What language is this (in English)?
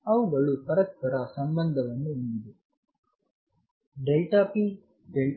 Kannada